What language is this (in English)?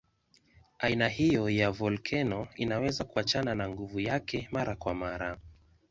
Swahili